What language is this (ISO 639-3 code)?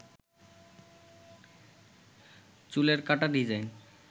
ben